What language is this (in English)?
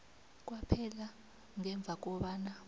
South Ndebele